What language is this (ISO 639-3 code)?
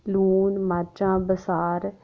doi